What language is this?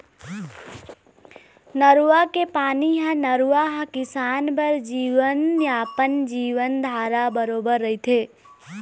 Chhattisgarhi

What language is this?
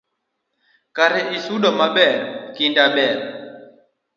Luo (Kenya and Tanzania)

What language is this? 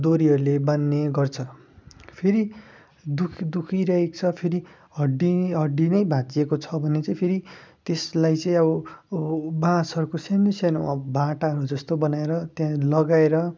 Nepali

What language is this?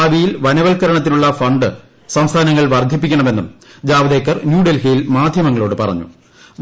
Malayalam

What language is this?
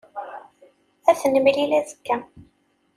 Kabyle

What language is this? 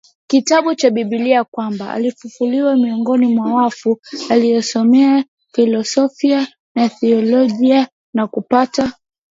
Swahili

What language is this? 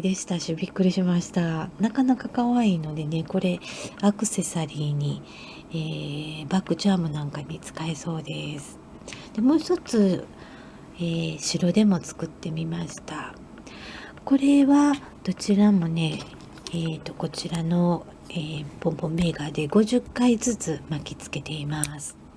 Japanese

